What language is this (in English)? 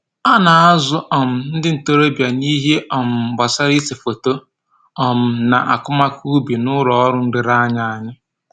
Igbo